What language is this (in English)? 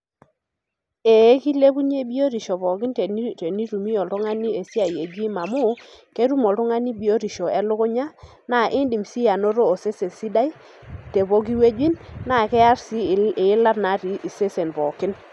Masai